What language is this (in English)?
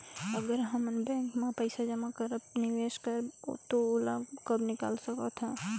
Chhattisgarhi